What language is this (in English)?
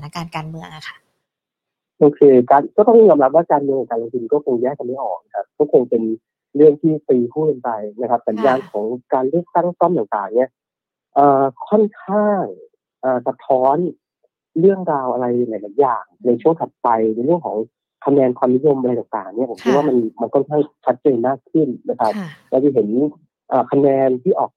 Thai